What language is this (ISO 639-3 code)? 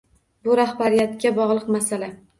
uzb